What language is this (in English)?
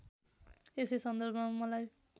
Nepali